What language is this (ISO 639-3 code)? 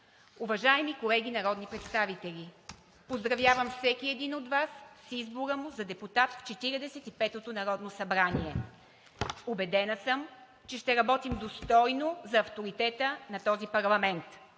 bul